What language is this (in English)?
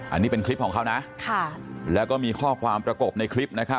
Thai